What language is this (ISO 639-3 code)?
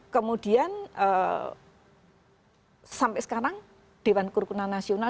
ind